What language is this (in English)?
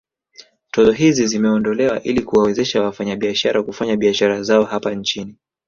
Swahili